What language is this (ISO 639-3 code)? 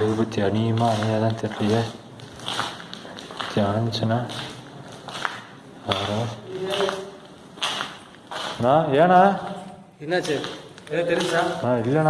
kor